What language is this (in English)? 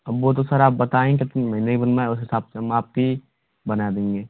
Hindi